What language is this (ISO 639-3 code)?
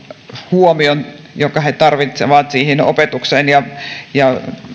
fin